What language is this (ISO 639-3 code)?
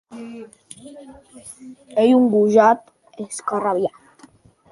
oci